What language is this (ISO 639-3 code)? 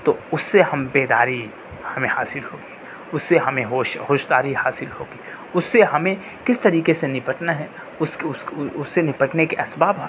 urd